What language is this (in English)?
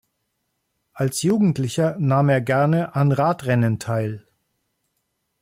German